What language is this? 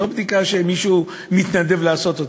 Hebrew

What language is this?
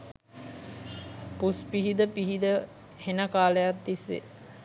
Sinhala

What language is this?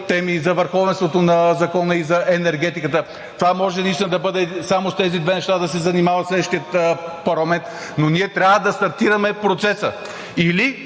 Bulgarian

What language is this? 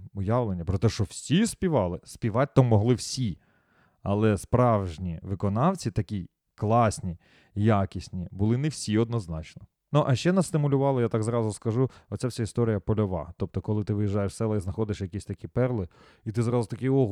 Ukrainian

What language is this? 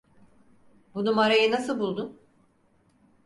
Turkish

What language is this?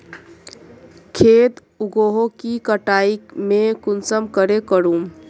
Magahi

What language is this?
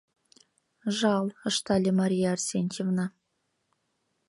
Mari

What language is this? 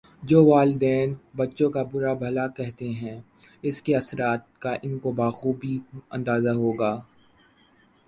Urdu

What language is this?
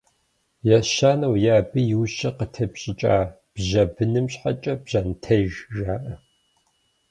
Kabardian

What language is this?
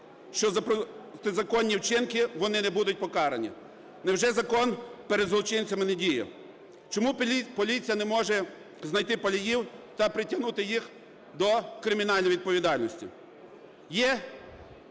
Ukrainian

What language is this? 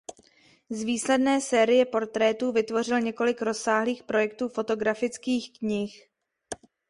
Czech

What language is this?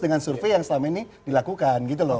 Indonesian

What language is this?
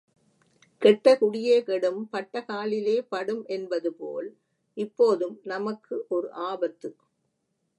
Tamil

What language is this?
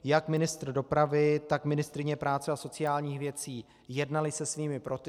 Czech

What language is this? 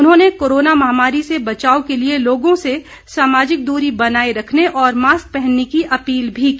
Hindi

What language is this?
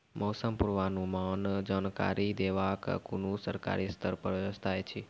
Maithili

